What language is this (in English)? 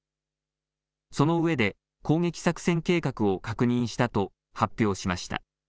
Japanese